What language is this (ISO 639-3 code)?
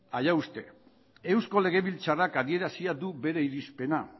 eus